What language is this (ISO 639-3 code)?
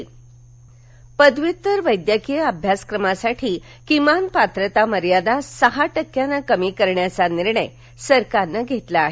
mar